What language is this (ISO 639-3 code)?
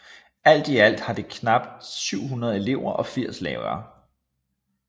dan